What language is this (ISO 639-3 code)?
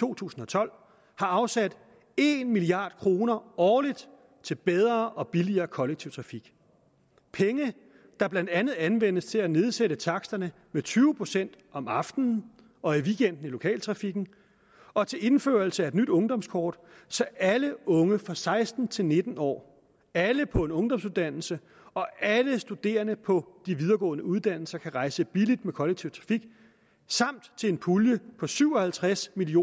dan